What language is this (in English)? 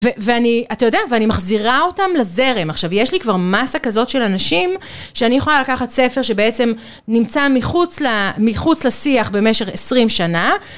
Hebrew